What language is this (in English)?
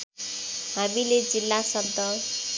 Nepali